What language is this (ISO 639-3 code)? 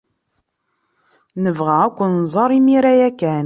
kab